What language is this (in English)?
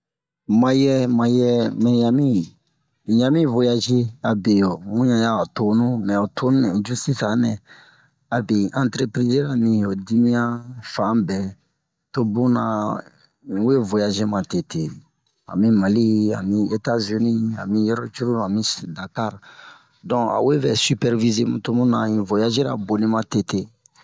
Bomu